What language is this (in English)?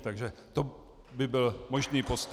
Czech